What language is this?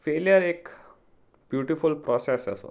Konkani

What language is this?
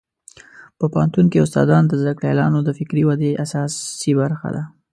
Pashto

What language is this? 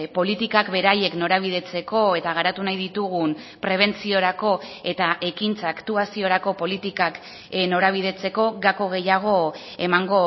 Basque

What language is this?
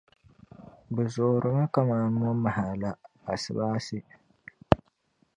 Dagbani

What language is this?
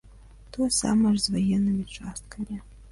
Belarusian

